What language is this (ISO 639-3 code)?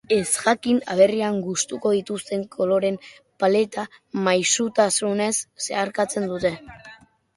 eus